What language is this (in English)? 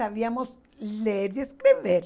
Portuguese